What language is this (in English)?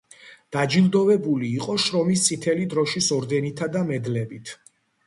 Georgian